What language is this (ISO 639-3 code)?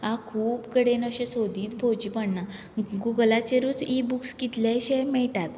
kok